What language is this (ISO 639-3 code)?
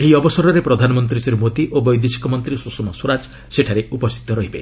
ori